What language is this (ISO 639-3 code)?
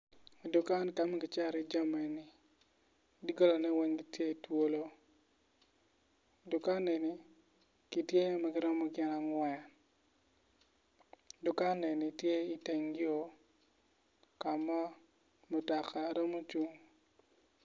ach